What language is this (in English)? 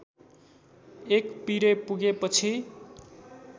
Nepali